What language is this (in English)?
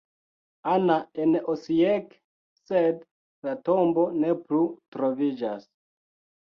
Esperanto